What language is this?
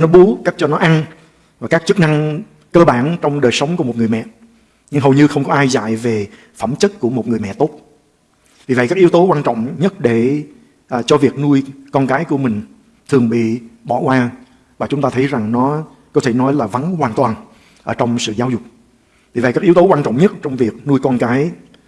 Vietnamese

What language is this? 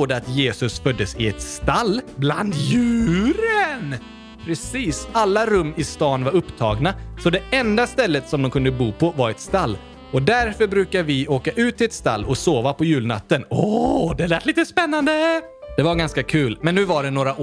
Swedish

